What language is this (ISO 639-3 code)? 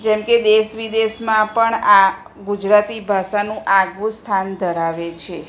guj